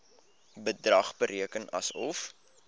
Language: Afrikaans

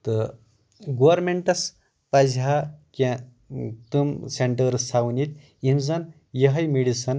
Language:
Kashmiri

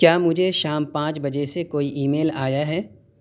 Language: Urdu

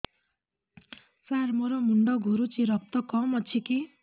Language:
Odia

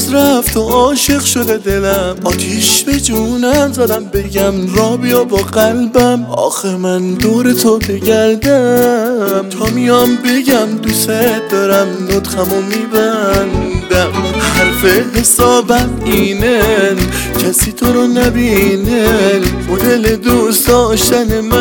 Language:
Persian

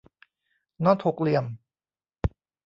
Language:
Thai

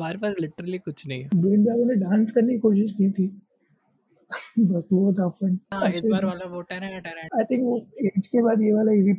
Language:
Hindi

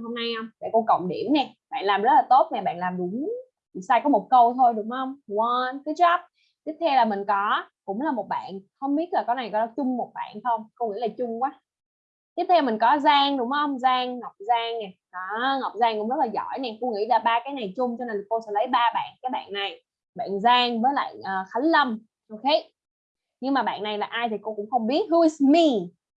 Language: Vietnamese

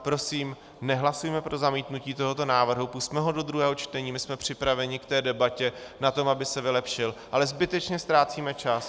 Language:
Czech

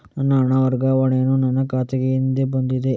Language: Kannada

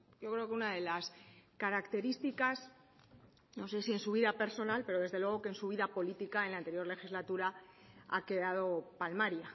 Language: Spanish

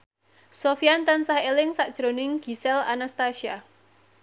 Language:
Javanese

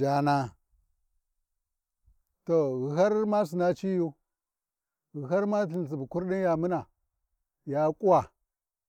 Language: Warji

